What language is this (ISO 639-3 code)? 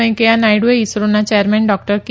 guj